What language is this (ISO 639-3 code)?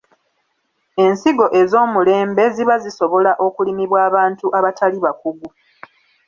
lug